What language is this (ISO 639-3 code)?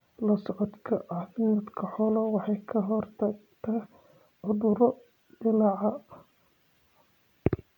som